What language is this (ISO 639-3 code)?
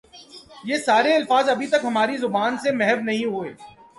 urd